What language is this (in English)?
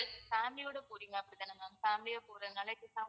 Tamil